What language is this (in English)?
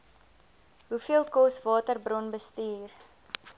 Afrikaans